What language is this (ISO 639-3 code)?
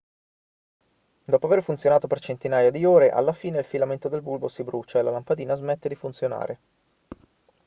ita